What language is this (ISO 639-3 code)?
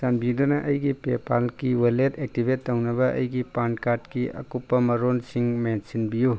mni